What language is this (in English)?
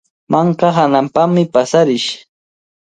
Cajatambo North Lima Quechua